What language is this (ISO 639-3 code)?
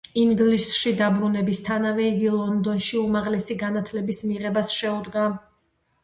kat